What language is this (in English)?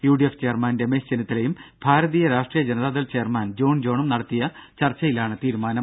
Malayalam